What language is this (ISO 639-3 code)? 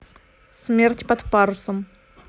rus